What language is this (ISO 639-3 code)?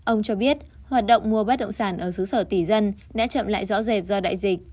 vie